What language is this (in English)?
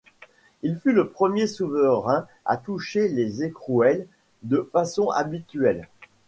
French